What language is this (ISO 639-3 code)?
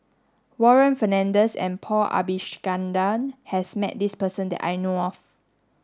eng